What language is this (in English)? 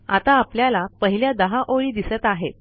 Marathi